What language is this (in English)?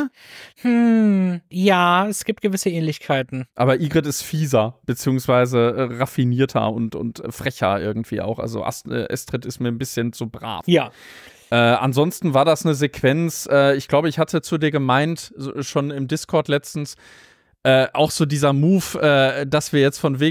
German